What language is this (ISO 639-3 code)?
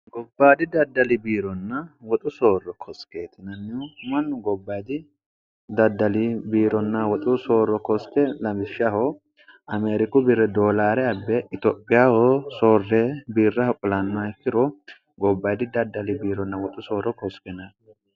sid